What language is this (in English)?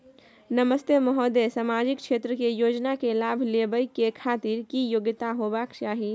Maithili